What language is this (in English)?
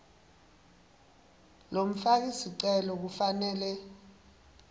Swati